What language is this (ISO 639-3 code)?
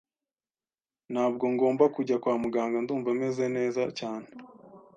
kin